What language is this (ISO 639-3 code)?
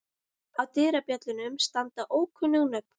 isl